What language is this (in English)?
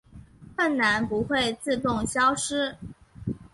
Chinese